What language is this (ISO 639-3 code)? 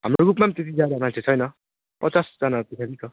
nep